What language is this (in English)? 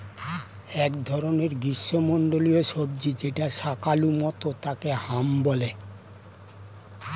Bangla